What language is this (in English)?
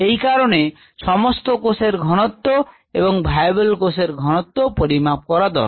Bangla